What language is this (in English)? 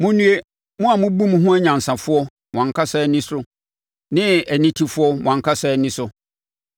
Akan